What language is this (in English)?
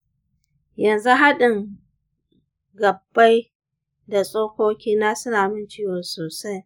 Hausa